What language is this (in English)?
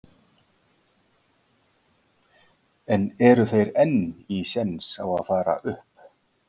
Icelandic